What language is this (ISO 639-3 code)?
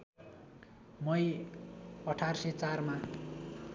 nep